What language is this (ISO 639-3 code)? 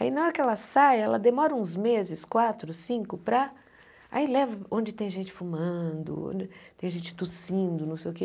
por